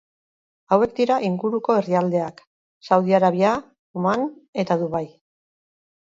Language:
Basque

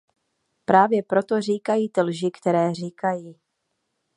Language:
Czech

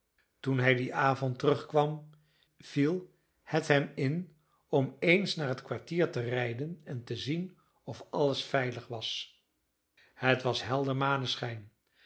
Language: Dutch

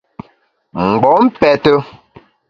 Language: Bamun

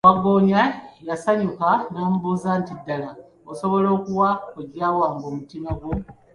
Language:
Ganda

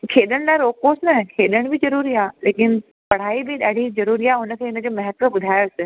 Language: Sindhi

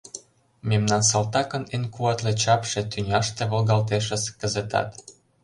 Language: Mari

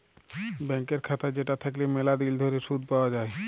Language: Bangla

